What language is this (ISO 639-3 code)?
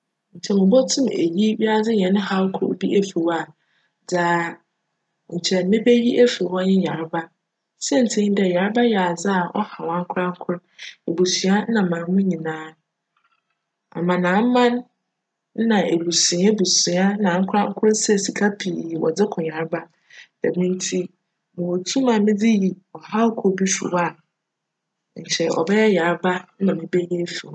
aka